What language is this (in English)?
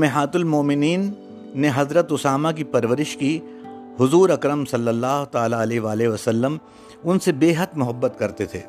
Urdu